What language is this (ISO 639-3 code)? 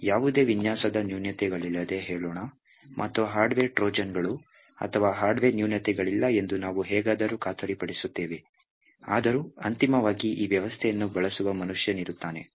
kan